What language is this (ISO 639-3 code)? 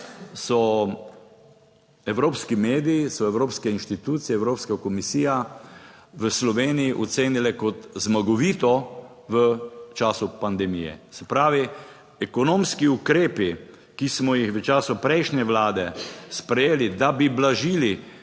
slv